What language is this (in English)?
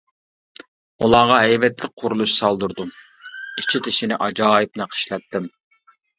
Uyghur